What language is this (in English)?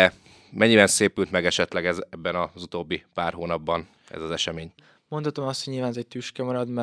Hungarian